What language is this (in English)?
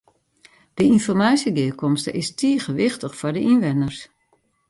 Western Frisian